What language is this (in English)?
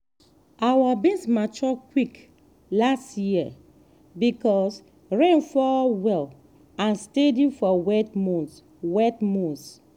Nigerian Pidgin